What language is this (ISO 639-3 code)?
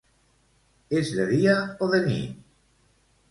cat